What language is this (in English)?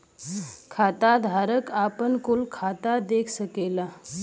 Bhojpuri